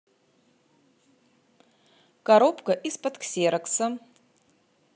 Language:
Russian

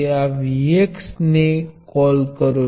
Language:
Gujarati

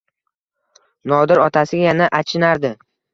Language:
Uzbek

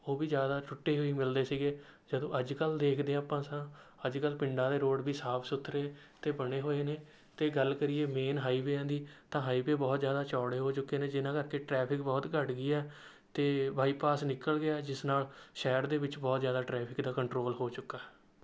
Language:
Punjabi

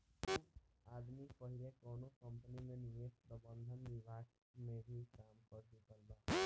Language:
Bhojpuri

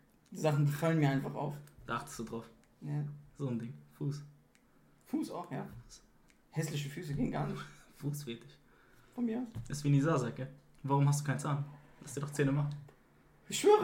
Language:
German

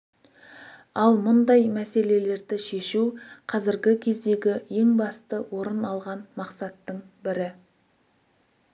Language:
Kazakh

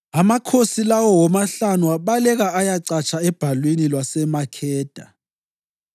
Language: North Ndebele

